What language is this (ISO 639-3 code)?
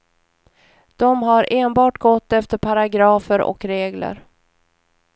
swe